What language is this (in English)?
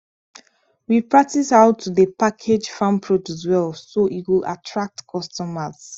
Nigerian Pidgin